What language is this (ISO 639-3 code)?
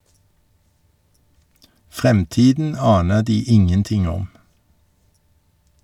nor